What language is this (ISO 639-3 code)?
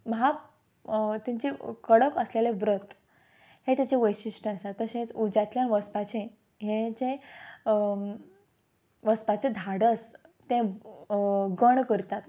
kok